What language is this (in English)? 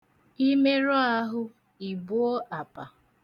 Igbo